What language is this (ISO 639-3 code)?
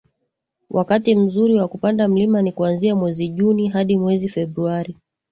swa